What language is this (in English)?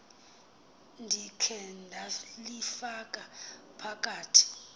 Xhosa